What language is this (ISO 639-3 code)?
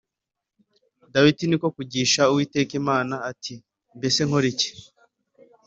kin